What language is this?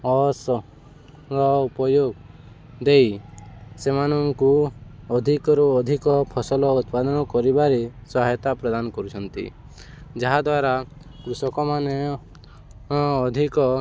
Odia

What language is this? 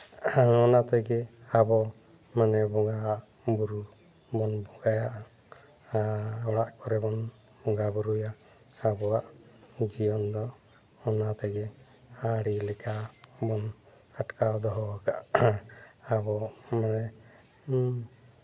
Santali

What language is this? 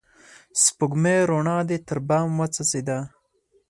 Pashto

